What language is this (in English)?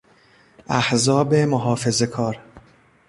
Persian